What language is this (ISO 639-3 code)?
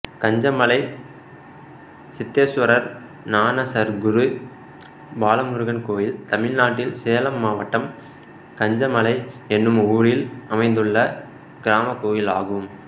tam